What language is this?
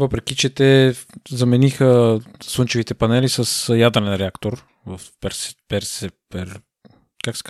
Bulgarian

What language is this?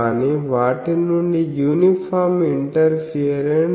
Telugu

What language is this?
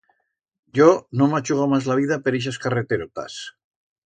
Aragonese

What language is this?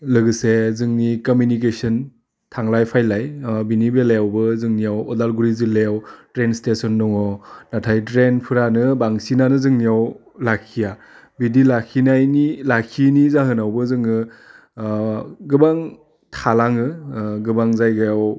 Bodo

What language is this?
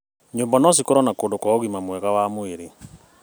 Kikuyu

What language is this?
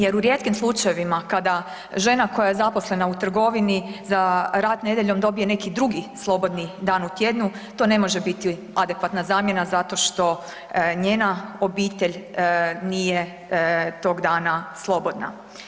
Croatian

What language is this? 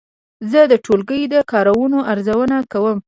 Pashto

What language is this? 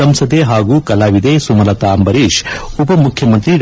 Kannada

